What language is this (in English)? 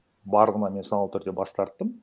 Kazakh